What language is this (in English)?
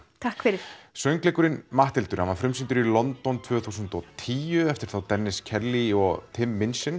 Icelandic